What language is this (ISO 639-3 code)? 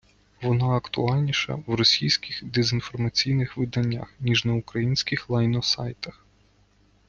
ukr